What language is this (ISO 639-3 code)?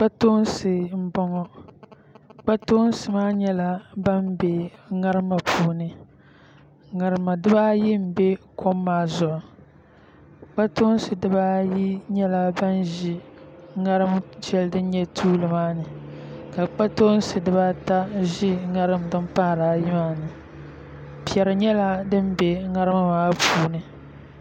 dag